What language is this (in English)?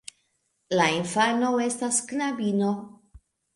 Esperanto